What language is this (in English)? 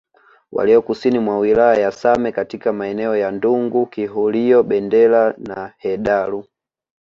Swahili